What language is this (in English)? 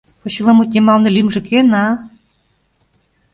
Mari